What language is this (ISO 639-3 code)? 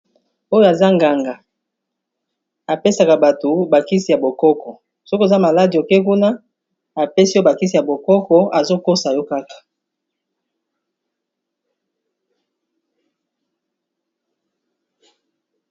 lin